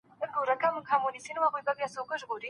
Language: Pashto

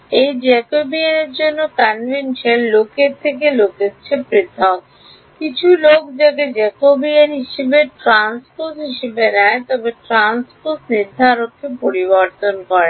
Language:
Bangla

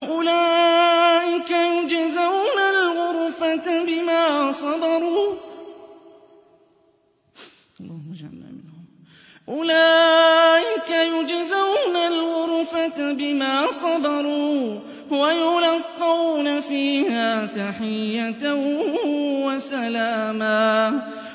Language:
Arabic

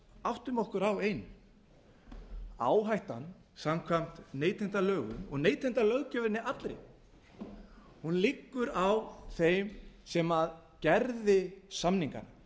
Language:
Icelandic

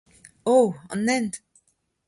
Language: Breton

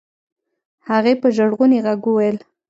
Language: Pashto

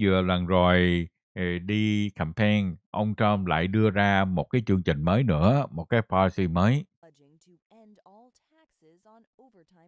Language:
Vietnamese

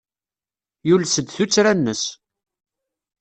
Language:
Kabyle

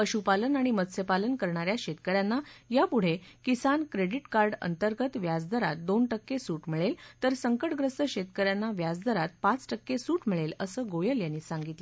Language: Marathi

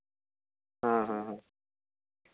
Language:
Santali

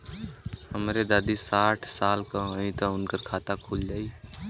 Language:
Bhojpuri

